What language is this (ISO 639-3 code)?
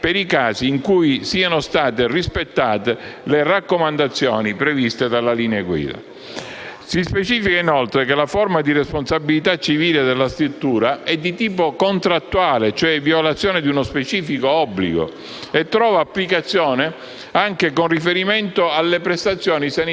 ita